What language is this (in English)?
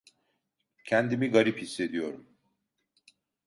Turkish